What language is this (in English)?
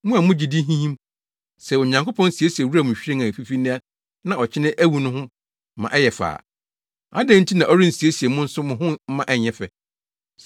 Akan